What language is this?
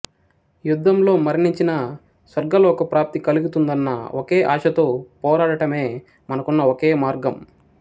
Telugu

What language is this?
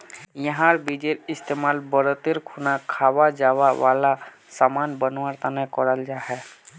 Magahi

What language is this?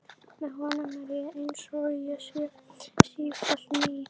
Icelandic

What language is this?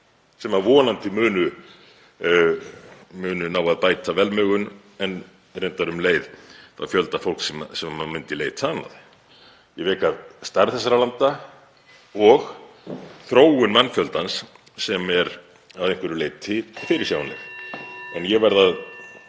Icelandic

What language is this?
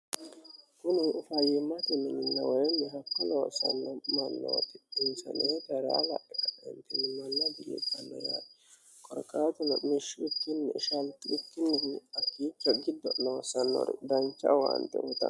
Sidamo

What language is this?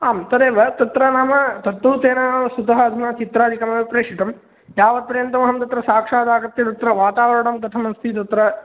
Sanskrit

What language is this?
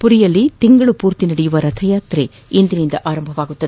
Kannada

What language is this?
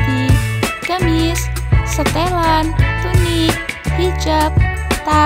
Indonesian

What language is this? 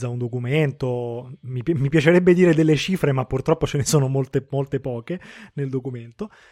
Italian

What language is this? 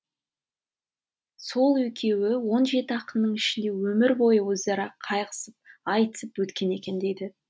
Kazakh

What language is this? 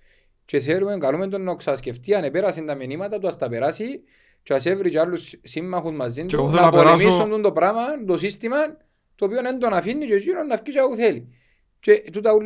Greek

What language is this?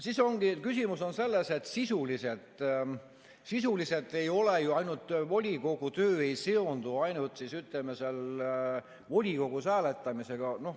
Estonian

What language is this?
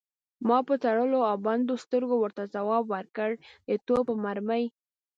Pashto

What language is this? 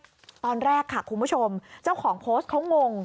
Thai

